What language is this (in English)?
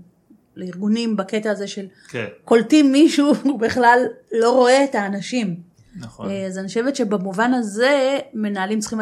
Hebrew